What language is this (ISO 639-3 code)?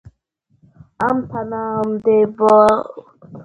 kat